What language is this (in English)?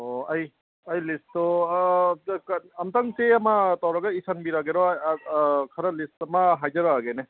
Manipuri